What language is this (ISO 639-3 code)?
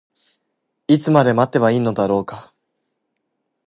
jpn